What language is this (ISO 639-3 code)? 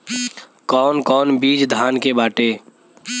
bho